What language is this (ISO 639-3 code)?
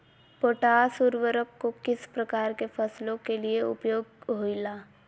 mag